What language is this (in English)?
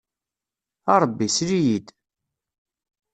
Kabyle